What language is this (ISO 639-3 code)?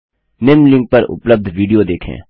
hin